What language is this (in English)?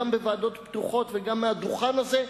Hebrew